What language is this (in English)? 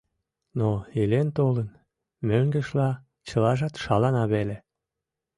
Mari